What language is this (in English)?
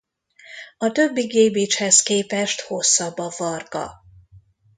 Hungarian